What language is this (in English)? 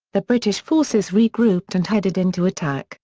English